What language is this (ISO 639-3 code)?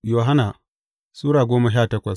hau